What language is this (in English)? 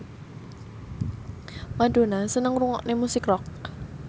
Javanese